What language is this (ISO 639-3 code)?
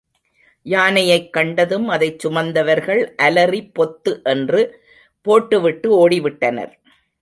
tam